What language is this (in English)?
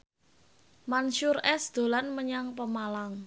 Javanese